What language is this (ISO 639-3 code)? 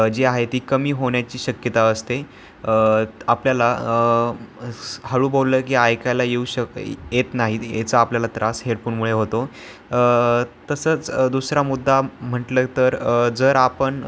mar